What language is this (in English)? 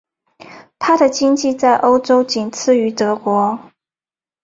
Chinese